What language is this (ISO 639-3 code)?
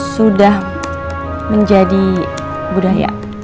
ind